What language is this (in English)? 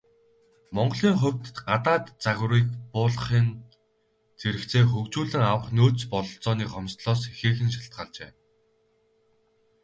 Mongolian